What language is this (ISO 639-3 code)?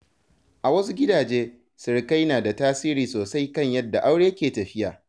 hau